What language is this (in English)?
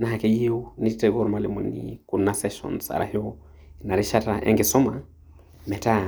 Masai